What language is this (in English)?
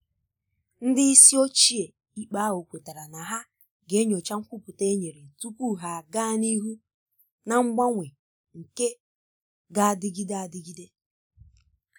Igbo